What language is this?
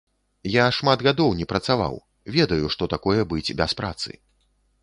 Belarusian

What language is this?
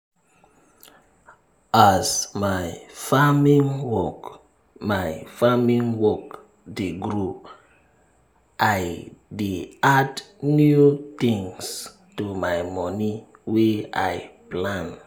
Nigerian Pidgin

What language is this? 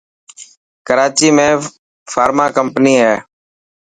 Dhatki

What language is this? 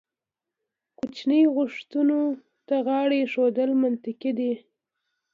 Pashto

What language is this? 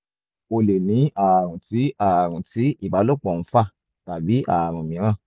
Yoruba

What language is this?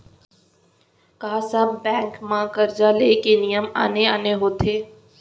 Chhattisgarhi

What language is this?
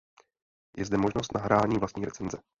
Czech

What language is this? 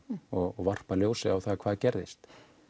Icelandic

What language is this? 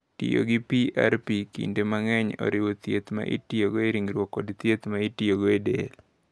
Luo (Kenya and Tanzania)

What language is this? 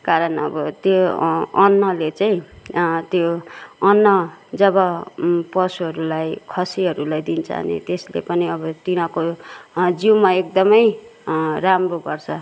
Nepali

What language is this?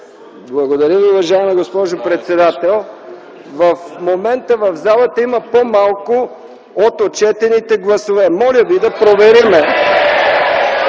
Bulgarian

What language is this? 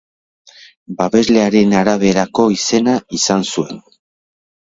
Basque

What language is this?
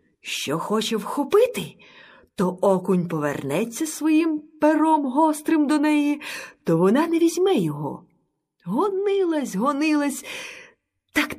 Ukrainian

